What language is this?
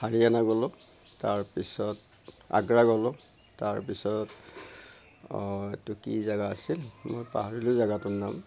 Assamese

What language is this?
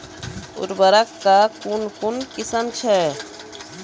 Maithili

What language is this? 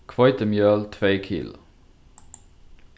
Faroese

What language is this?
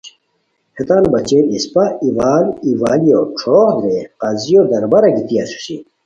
Khowar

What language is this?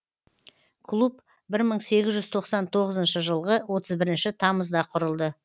Kazakh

